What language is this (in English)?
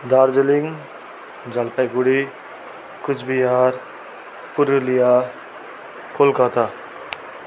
Nepali